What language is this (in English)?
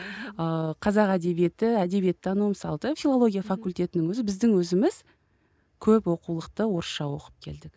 Kazakh